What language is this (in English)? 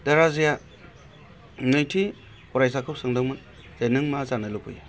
Bodo